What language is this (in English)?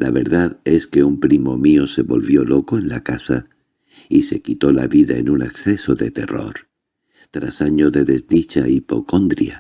Spanish